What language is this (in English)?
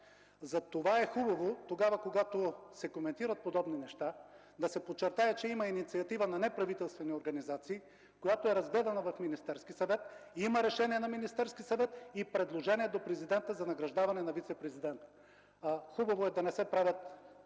Bulgarian